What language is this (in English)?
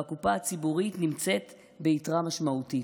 Hebrew